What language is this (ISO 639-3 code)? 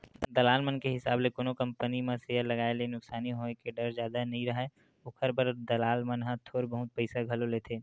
hne